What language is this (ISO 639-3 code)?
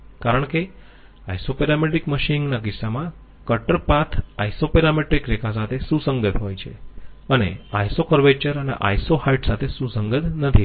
guj